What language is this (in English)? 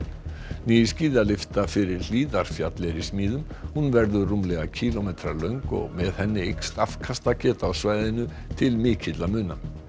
Icelandic